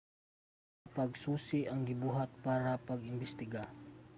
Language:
Cebuano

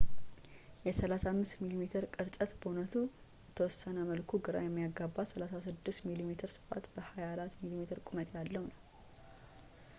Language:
Amharic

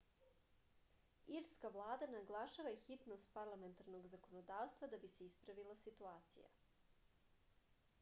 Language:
Serbian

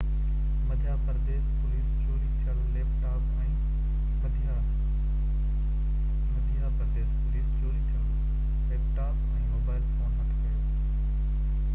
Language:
Sindhi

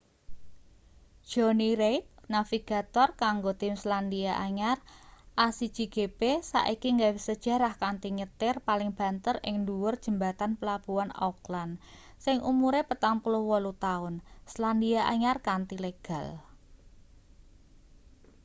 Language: Javanese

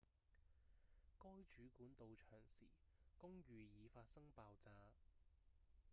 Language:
Cantonese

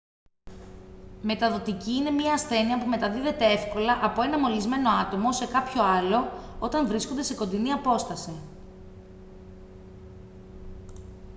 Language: Greek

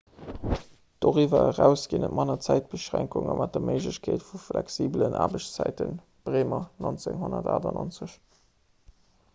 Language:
Luxembourgish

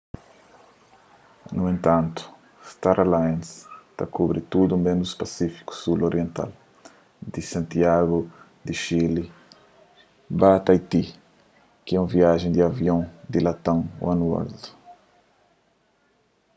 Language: Kabuverdianu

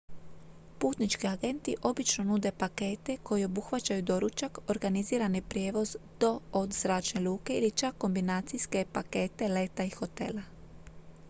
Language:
Croatian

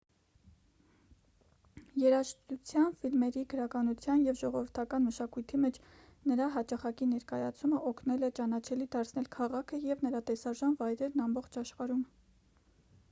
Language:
Armenian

